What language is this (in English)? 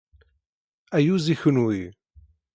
Kabyle